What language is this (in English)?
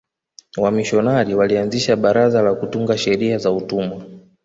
Swahili